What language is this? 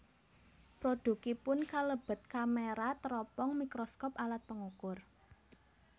Javanese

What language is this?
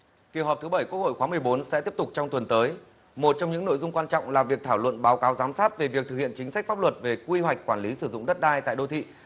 Vietnamese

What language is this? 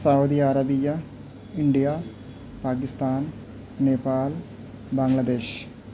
Urdu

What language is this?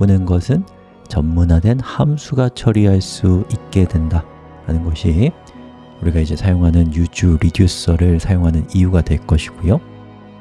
Korean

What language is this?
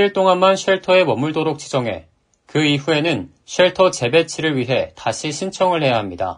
Korean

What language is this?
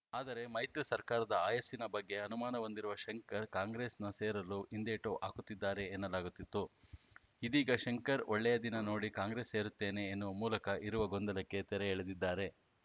Kannada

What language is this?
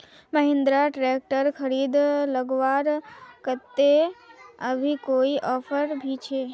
Magahi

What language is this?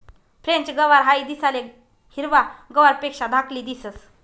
Marathi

